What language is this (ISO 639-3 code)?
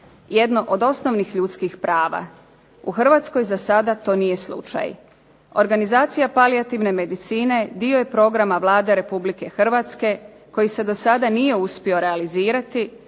hrv